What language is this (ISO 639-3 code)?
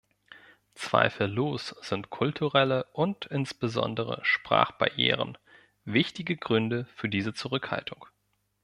deu